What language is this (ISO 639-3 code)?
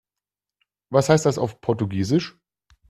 deu